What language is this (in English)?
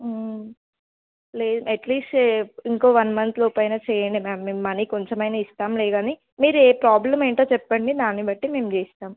Telugu